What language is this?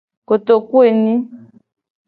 Gen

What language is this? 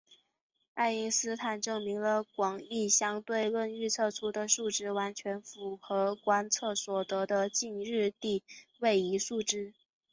Chinese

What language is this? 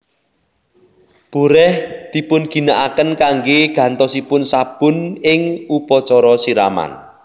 Javanese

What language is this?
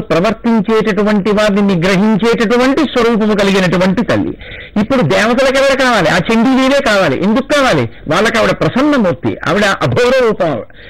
Telugu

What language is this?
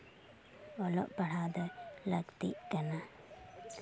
Santali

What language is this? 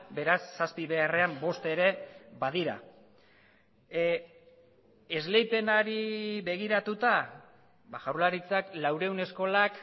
Basque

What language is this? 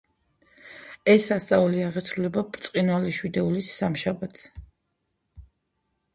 Georgian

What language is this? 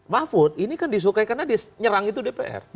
Indonesian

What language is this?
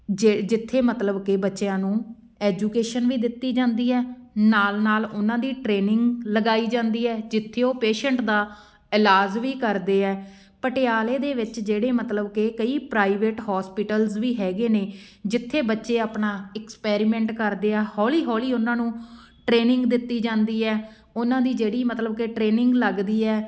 Punjabi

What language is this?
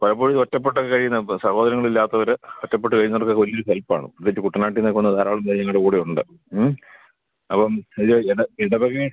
Malayalam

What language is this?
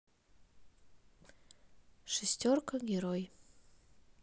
Russian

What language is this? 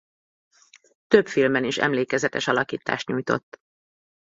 Hungarian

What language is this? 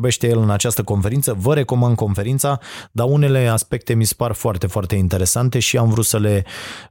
Romanian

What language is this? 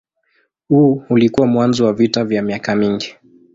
Swahili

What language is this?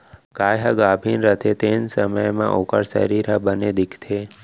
Chhattisgarhi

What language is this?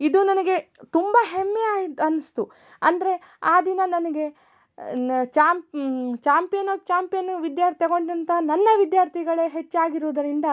Kannada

